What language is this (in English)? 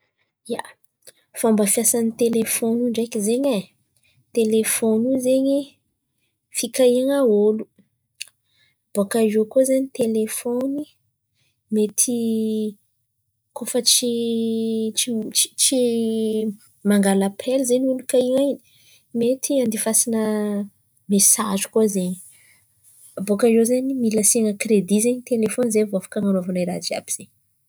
Antankarana Malagasy